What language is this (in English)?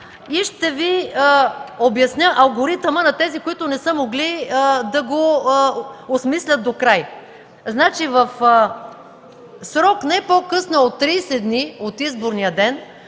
Bulgarian